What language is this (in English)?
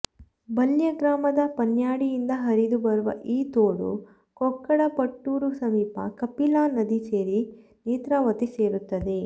Kannada